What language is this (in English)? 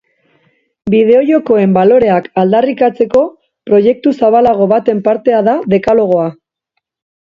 Basque